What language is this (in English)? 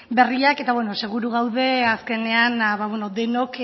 Basque